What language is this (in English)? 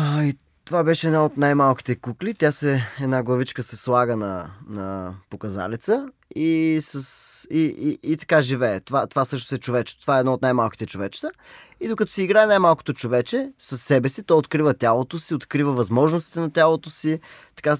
Bulgarian